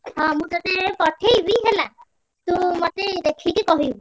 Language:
Odia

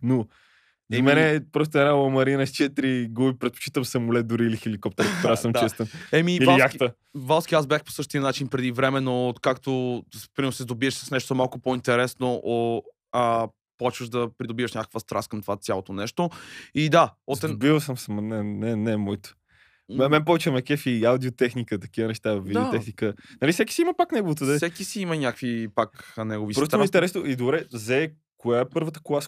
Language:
Bulgarian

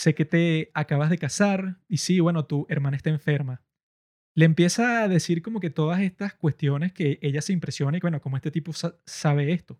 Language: Spanish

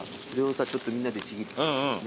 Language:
Japanese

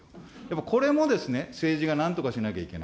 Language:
Japanese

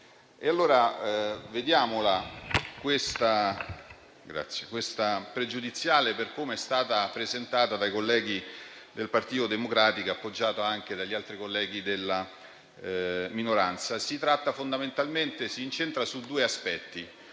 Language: Italian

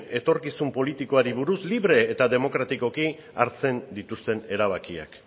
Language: Basque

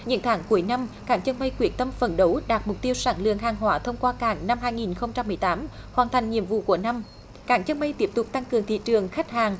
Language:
Vietnamese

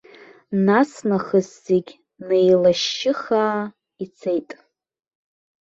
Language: Abkhazian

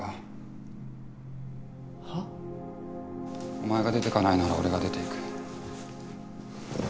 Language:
Japanese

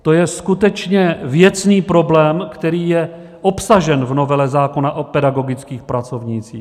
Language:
Czech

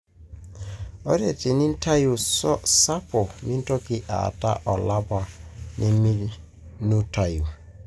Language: Masai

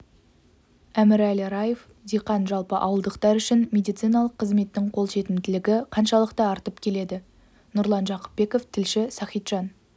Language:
Kazakh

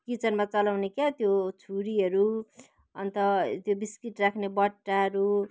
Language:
Nepali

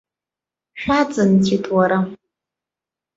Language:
Abkhazian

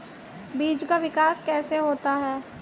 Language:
Hindi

